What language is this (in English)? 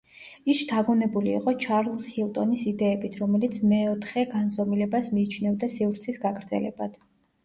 Georgian